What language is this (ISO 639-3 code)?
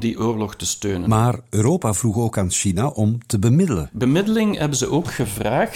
nld